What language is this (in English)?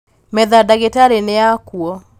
Kikuyu